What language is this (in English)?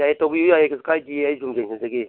Manipuri